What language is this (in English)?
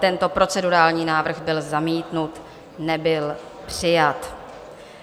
Czech